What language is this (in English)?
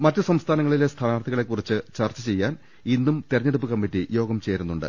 Malayalam